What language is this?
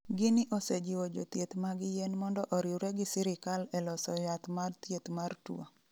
Luo (Kenya and Tanzania)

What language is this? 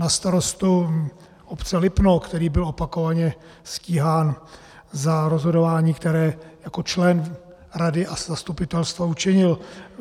Czech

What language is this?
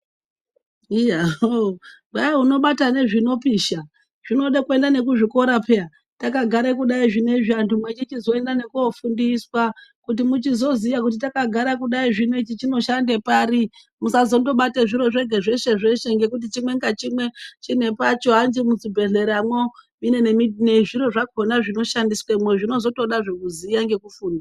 Ndau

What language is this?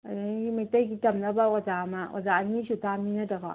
Manipuri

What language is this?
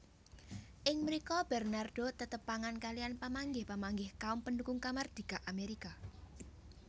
Javanese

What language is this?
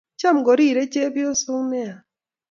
Kalenjin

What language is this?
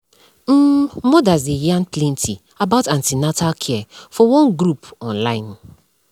Nigerian Pidgin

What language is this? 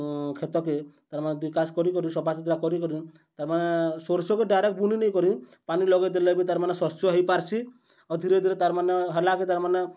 Odia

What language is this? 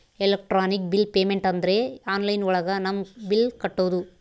Kannada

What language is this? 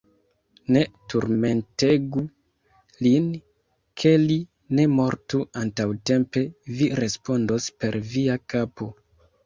Esperanto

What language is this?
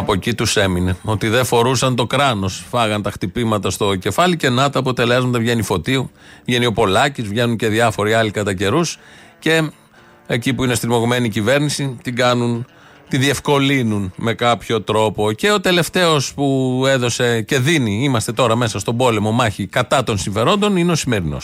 Greek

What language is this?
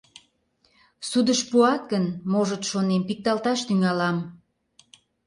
Mari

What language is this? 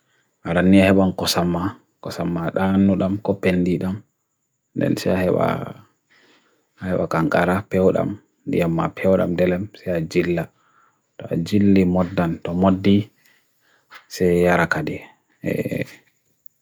Bagirmi Fulfulde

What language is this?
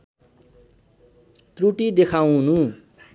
Nepali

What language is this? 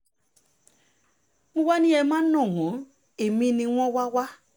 Yoruba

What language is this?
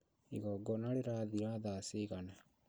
Kikuyu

